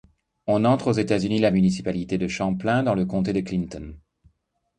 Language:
French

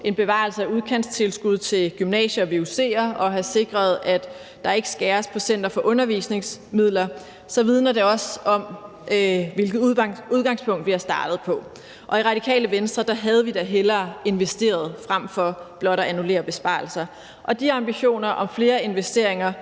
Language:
Danish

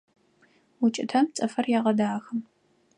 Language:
Adyghe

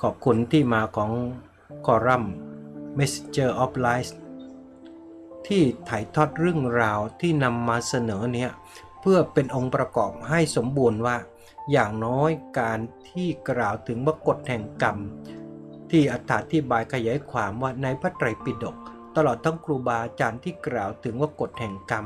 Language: Thai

